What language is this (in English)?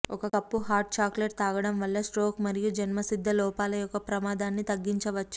Telugu